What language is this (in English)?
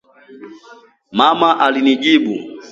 Swahili